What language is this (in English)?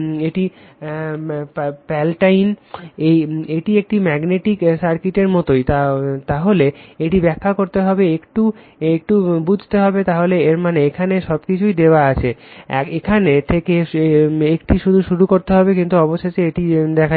Bangla